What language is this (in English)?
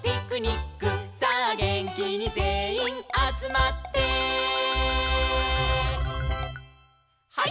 Japanese